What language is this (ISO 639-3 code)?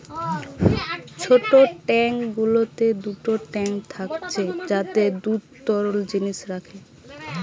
ben